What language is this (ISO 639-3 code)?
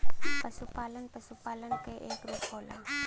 bho